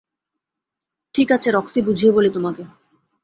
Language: Bangla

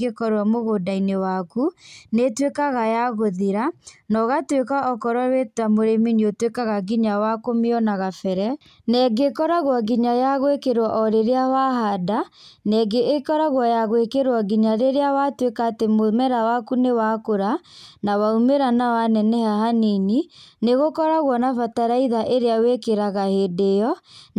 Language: Kikuyu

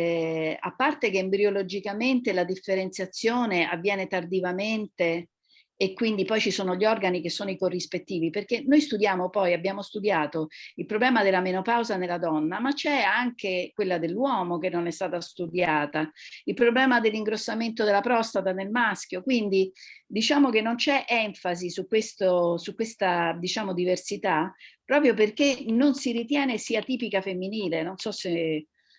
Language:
Italian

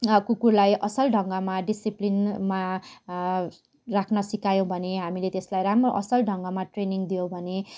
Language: Nepali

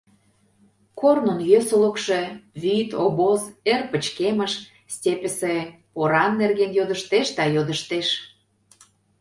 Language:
Mari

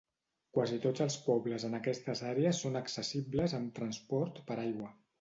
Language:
Catalan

